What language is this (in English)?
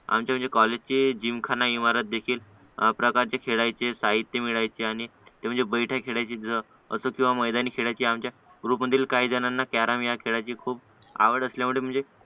Marathi